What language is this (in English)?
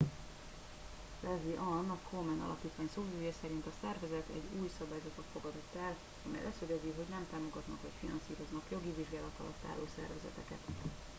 Hungarian